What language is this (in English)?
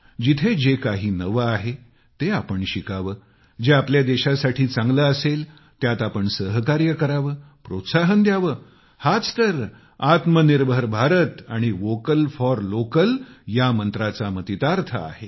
Marathi